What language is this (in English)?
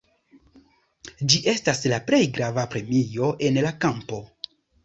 Esperanto